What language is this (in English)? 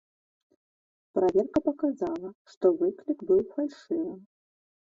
Belarusian